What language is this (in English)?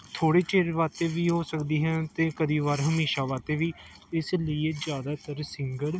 Punjabi